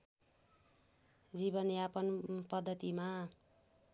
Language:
Nepali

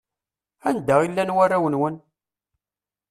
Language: Kabyle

